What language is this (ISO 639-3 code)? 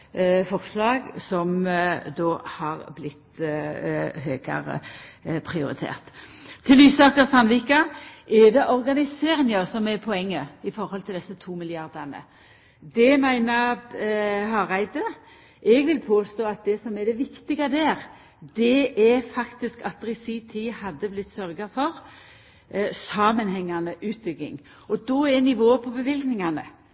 nno